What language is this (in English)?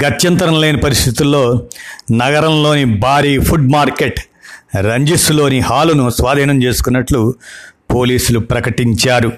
Telugu